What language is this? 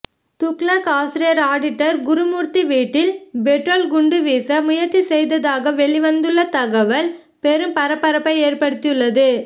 Tamil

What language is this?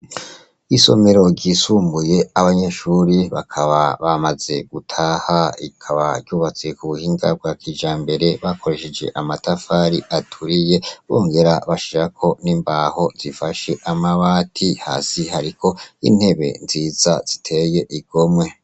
Rundi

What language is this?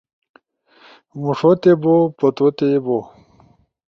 Ushojo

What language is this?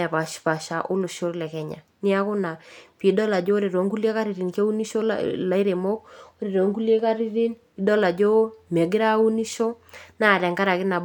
Masai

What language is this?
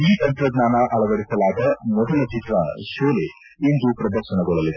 Kannada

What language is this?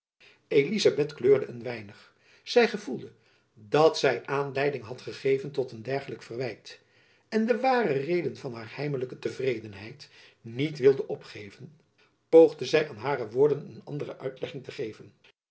Dutch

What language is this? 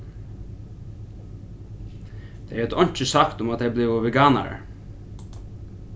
Faroese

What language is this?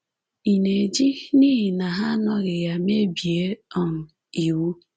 Igbo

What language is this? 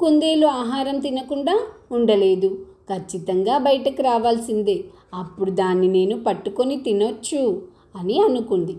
Telugu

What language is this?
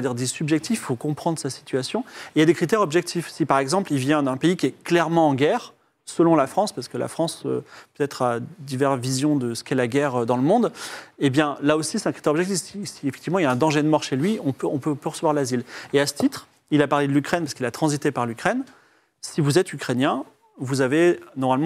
French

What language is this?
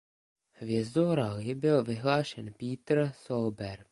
Czech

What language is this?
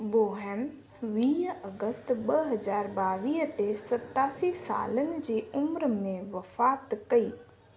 Sindhi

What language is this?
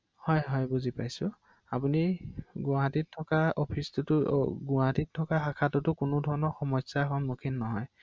Assamese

